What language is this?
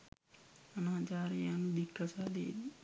Sinhala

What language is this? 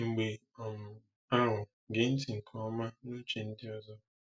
Igbo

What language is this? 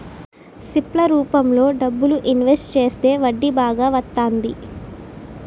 Telugu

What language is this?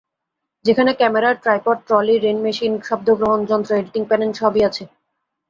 Bangla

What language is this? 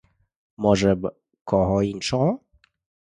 Ukrainian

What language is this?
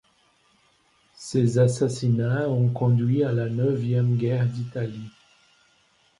French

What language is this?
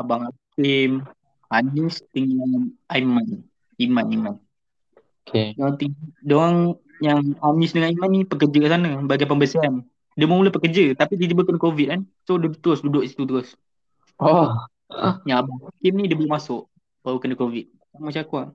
Malay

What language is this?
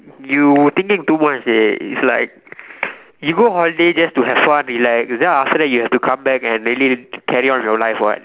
English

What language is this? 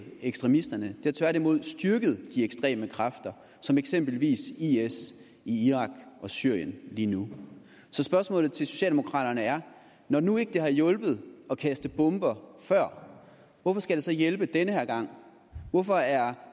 Danish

